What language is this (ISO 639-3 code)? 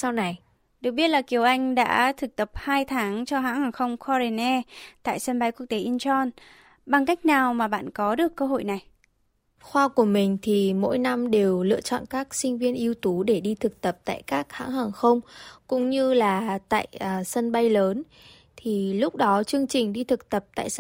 vie